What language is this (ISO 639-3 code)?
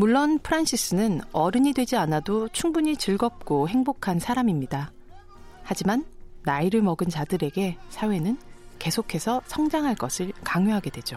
kor